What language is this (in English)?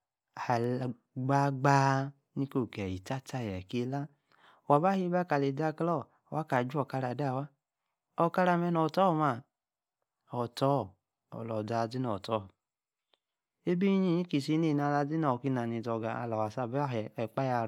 Yace